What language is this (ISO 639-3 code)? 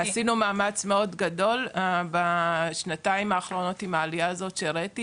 heb